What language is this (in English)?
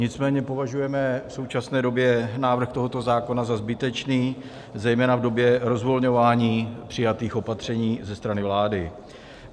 Czech